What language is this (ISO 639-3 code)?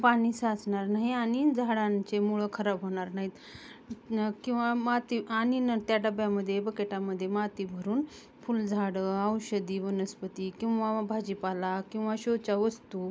mar